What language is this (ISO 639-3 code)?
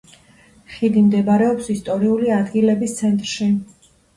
kat